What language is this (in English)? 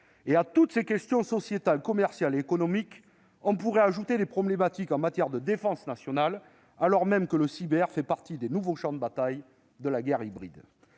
French